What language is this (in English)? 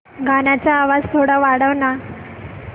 Marathi